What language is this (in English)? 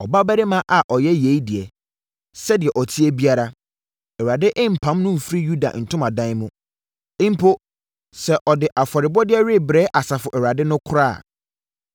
Akan